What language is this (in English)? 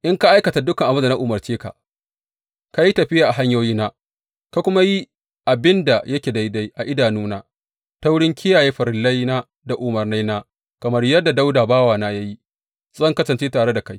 Hausa